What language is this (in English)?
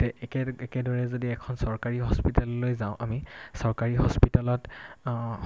Assamese